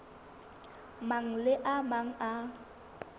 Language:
Southern Sotho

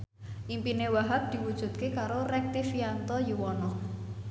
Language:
Javanese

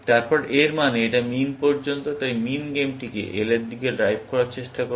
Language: Bangla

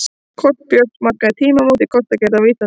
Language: Icelandic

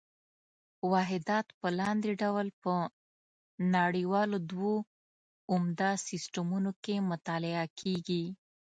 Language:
Pashto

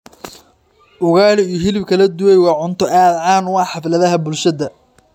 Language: Somali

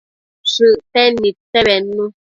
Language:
Matsés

